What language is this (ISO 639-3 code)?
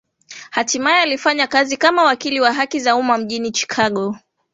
swa